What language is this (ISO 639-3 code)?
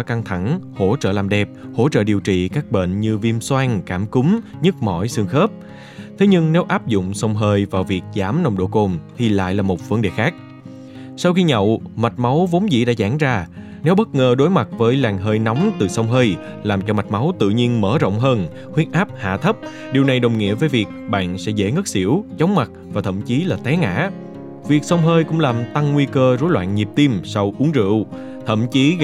vie